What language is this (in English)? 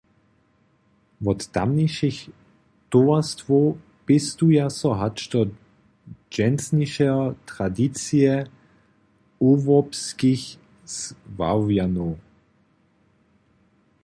Upper Sorbian